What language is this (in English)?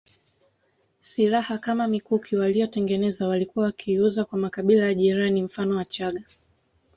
Swahili